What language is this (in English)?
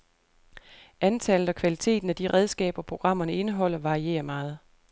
Danish